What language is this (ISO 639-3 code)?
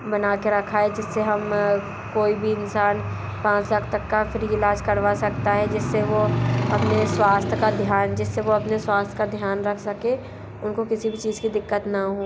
hin